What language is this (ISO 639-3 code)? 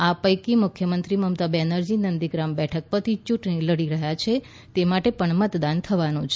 guj